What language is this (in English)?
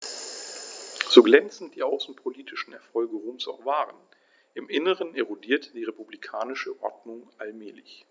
German